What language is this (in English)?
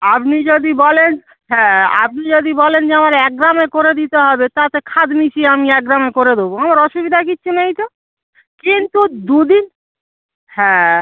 Bangla